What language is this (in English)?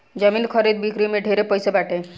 Bhojpuri